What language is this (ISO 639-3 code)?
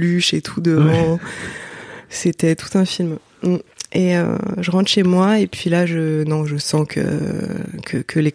fra